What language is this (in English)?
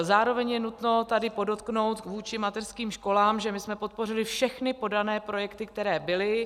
Czech